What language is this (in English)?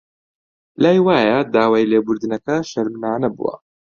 Central Kurdish